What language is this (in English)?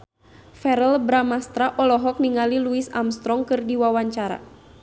Sundanese